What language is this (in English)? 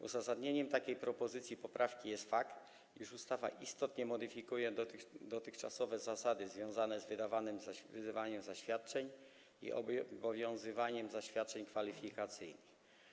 Polish